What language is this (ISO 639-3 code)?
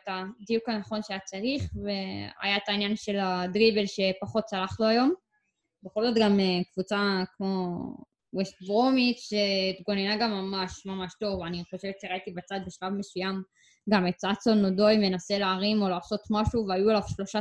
heb